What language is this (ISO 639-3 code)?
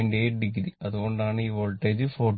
mal